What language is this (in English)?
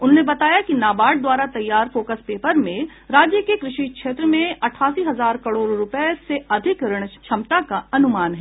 Hindi